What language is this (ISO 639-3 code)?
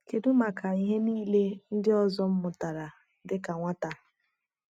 ibo